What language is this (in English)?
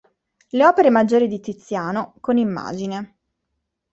Italian